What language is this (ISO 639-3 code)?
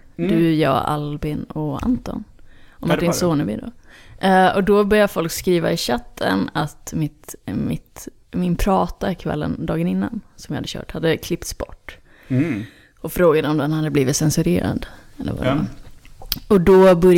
swe